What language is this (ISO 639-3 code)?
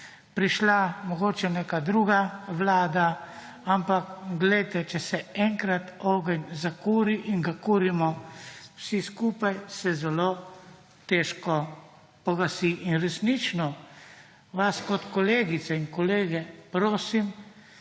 slv